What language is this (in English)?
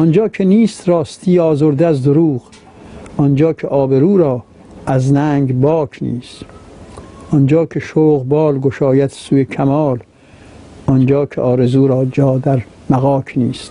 Persian